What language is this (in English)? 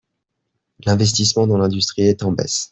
French